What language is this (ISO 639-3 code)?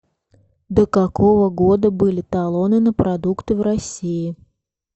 rus